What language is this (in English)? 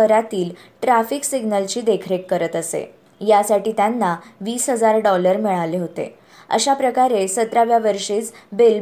Marathi